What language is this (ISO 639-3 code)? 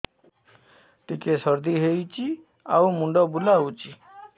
ori